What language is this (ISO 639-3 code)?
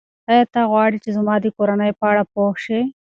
pus